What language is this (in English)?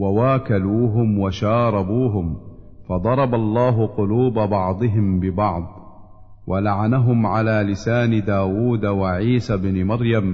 Arabic